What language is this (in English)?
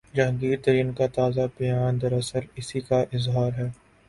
Urdu